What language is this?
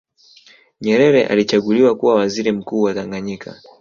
Swahili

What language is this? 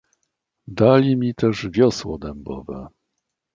Polish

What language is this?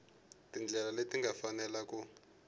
Tsonga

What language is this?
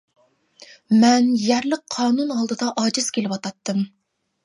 Uyghur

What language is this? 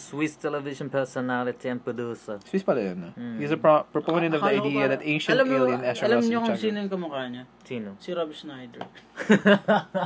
Filipino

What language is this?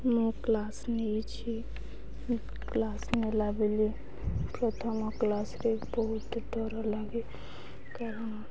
Odia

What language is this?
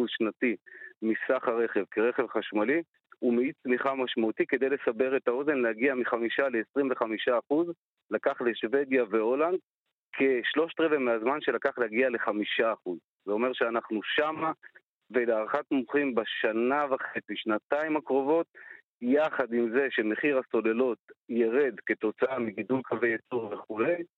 Hebrew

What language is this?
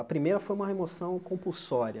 Portuguese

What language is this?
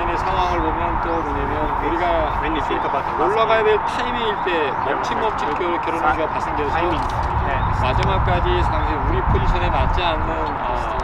Korean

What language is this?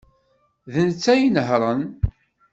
Kabyle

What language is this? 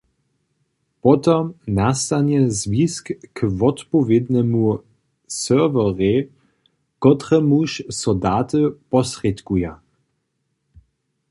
Upper Sorbian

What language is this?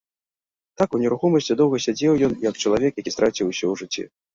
Belarusian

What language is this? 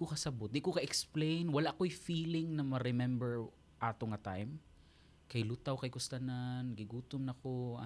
Filipino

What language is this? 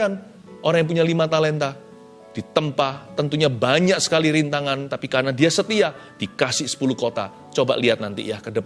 Indonesian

